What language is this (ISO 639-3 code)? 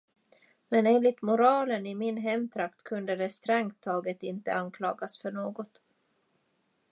swe